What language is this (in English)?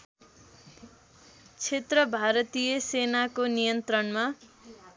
Nepali